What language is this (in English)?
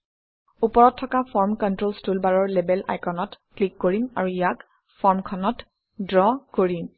Assamese